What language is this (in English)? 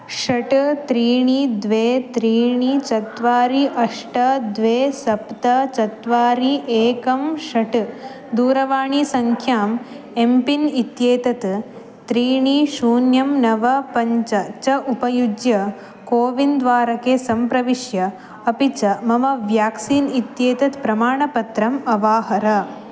Sanskrit